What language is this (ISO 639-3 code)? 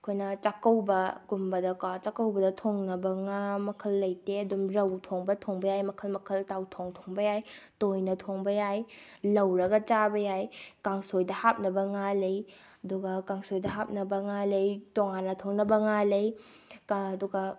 mni